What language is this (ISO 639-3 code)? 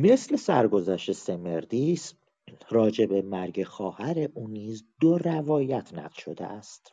fas